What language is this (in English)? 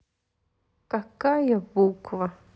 Russian